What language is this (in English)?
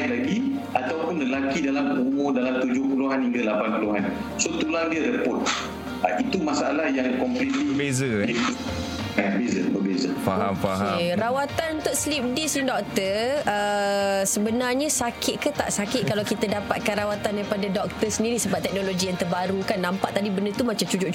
Malay